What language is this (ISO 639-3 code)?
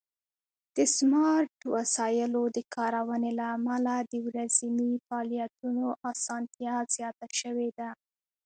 pus